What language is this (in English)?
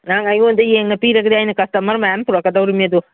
Manipuri